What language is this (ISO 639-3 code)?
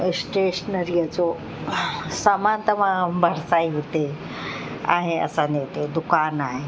snd